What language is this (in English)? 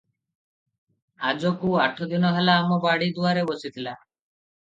Odia